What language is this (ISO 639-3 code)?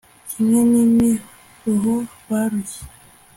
kin